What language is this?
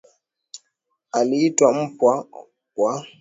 Swahili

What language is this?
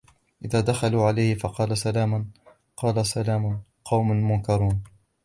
Arabic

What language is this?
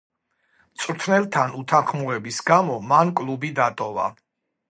Georgian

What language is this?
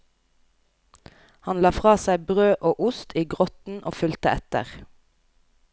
Norwegian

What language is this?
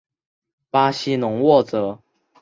Chinese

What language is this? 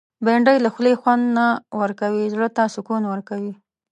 Pashto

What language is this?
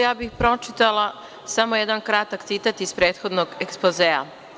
Serbian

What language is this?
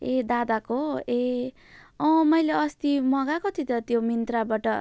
Nepali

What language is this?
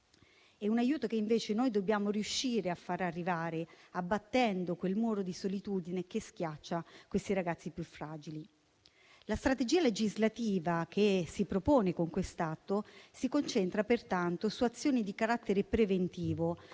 Italian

